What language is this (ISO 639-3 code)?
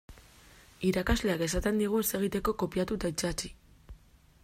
eus